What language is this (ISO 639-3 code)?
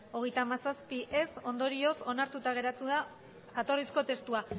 eus